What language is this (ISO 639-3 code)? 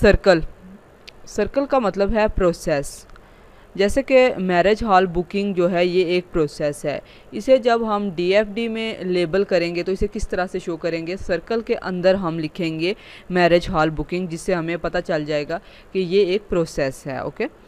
hin